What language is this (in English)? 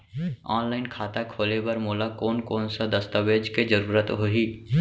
Chhattisgarhi